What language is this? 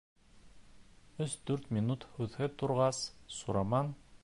Bashkir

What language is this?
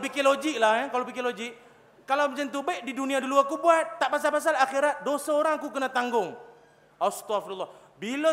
Malay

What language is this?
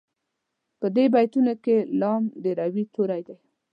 Pashto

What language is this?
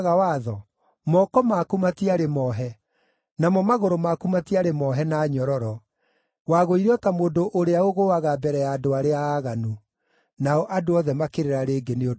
Kikuyu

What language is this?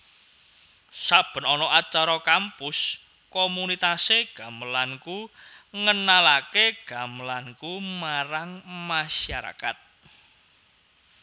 Javanese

